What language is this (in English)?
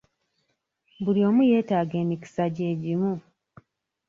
Ganda